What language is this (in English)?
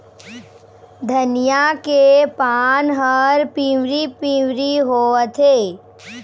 Chhattisgarhi